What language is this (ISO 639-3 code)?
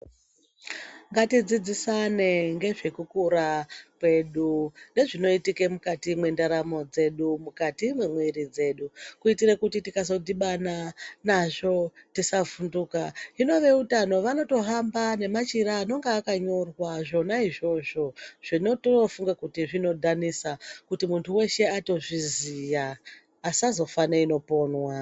ndc